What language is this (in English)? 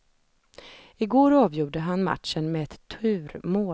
Swedish